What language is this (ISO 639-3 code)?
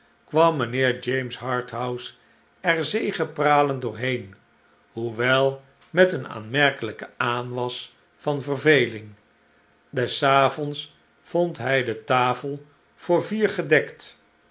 nld